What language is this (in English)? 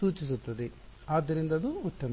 Kannada